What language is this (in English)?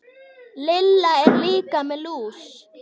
Icelandic